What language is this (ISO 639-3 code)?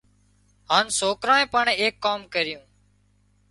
kxp